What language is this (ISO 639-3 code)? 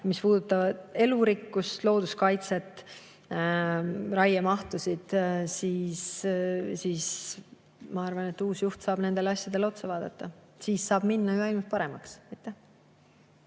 est